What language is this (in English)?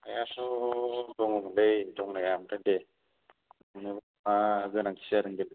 Bodo